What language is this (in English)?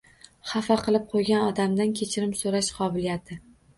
Uzbek